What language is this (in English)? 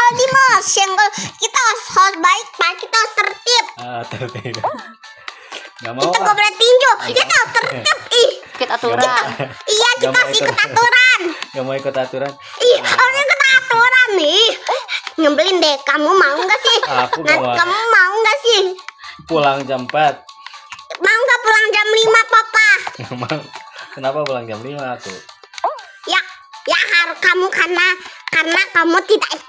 Indonesian